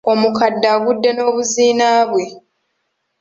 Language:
Ganda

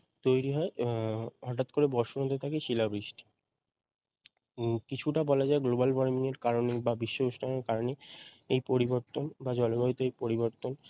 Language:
Bangla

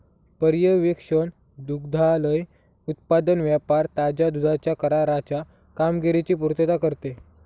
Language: Marathi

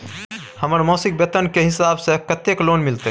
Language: Maithili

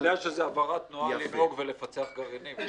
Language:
Hebrew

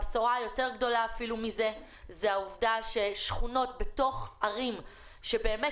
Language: Hebrew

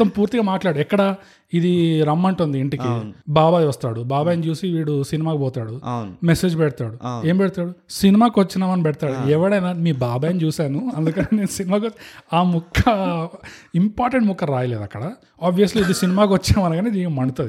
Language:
Telugu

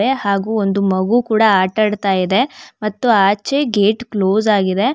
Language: Kannada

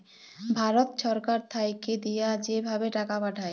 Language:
Bangla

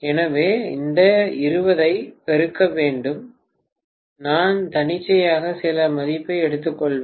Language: Tamil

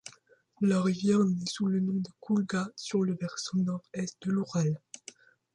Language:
French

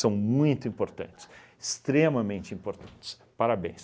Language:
Portuguese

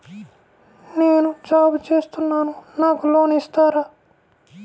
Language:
Telugu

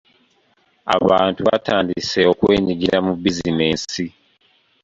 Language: Ganda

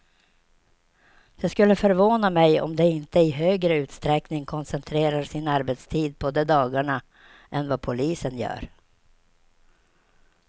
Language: Swedish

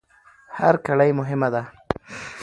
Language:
Pashto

